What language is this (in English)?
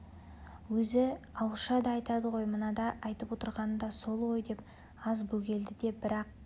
Kazakh